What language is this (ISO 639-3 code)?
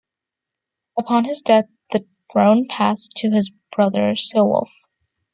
eng